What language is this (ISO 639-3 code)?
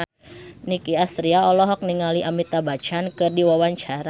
sun